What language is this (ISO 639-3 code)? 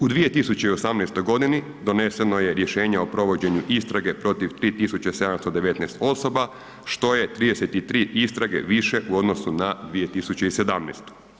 hrv